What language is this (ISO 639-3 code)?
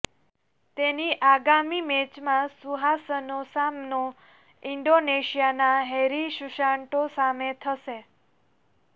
guj